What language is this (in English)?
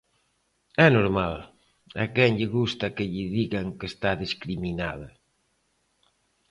Galician